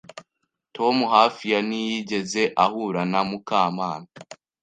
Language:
Kinyarwanda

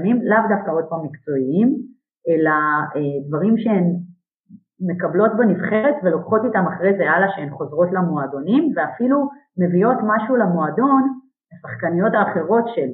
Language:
Hebrew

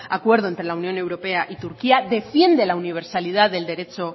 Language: Spanish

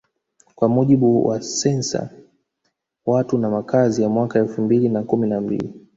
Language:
Swahili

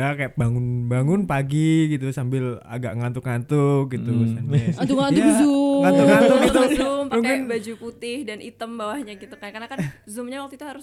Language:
Indonesian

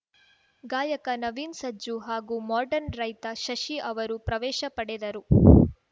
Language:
Kannada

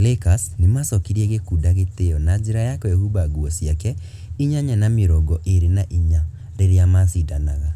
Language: Kikuyu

